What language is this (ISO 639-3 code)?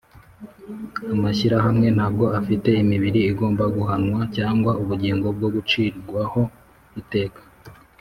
kin